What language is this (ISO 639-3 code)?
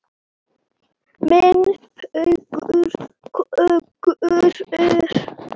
isl